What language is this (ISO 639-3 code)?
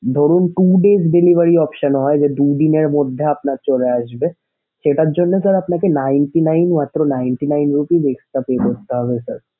ben